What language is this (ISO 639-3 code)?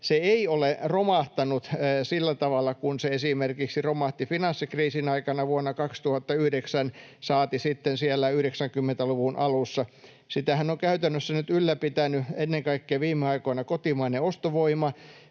fin